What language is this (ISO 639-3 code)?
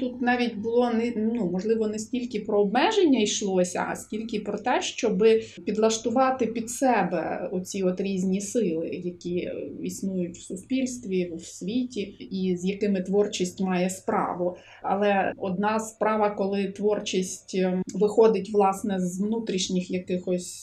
ukr